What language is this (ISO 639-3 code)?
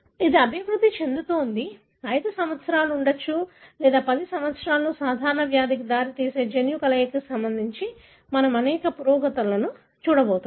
tel